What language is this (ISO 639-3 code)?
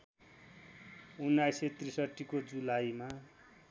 nep